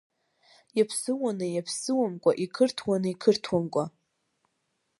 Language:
Abkhazian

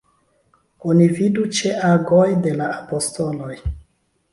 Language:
Esperanto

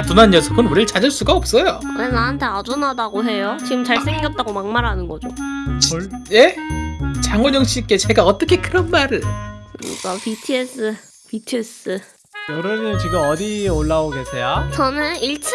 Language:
Korean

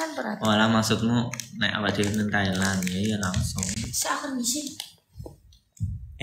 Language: Indonesian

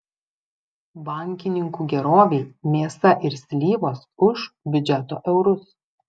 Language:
Lithuanian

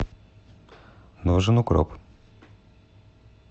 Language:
Russian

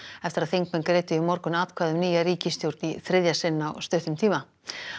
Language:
Icelandic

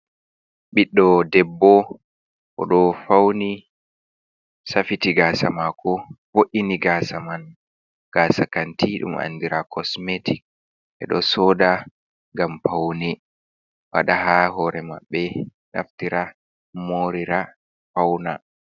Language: Fula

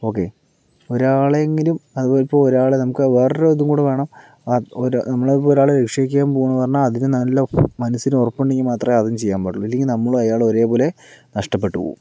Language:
Malayalam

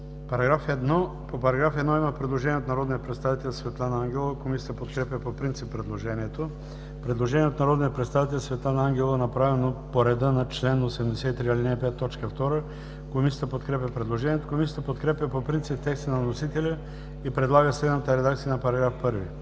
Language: Bulgarian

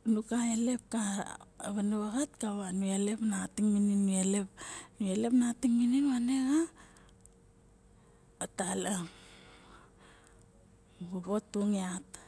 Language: Barok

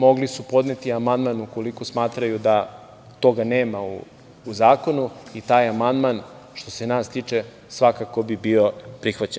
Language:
Serbian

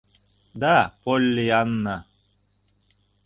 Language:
Mari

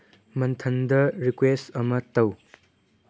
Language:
Manipuri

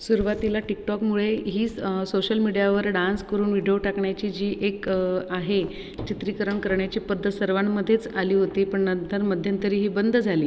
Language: Marathi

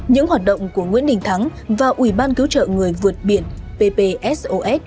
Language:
Vietnamese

